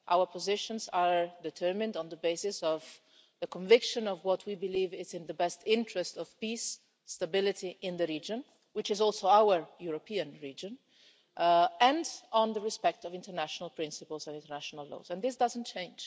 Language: English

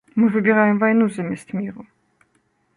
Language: Belarusian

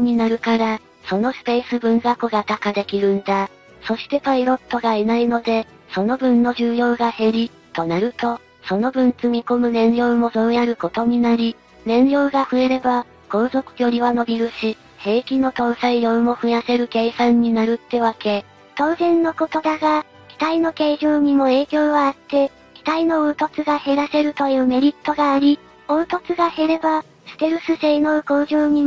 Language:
Japanese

